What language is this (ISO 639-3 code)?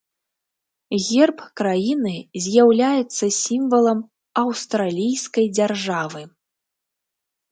bel